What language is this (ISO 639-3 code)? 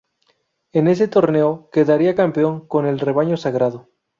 spa